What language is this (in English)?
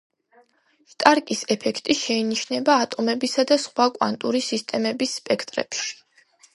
Georgian